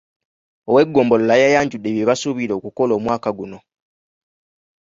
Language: Ganda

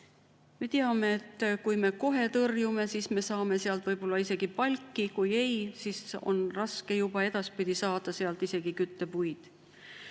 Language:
Estonian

